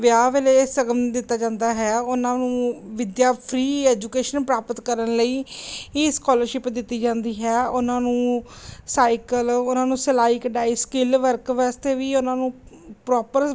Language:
Punjabi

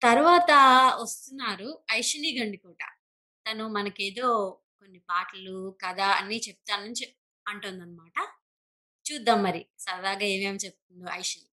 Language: Telugu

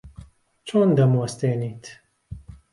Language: Central Kurdish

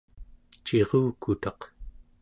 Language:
Central Yupik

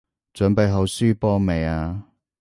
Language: Cantonese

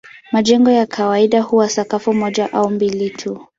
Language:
Swahili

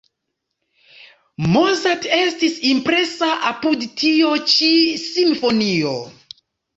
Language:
Esperanto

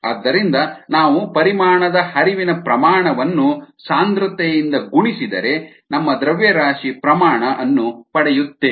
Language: Kannada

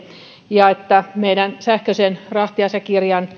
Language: Finnish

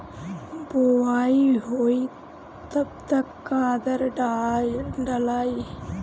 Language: Bhojpuri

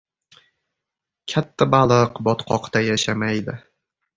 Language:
Uzbek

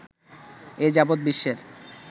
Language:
Bangla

